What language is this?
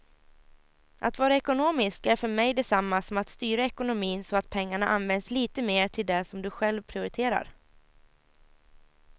Swedish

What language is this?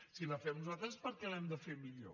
Catalan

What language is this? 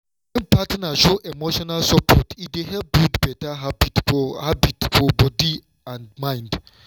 Nigerian Pidgin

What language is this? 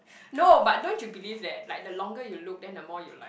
English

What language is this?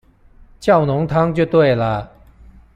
Chinese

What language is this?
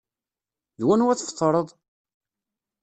Kabyle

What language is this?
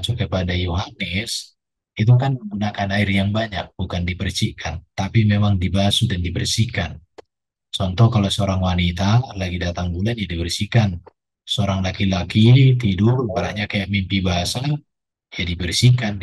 Indonesian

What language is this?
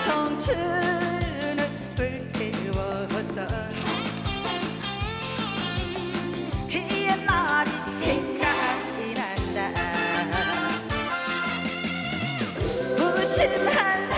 Korean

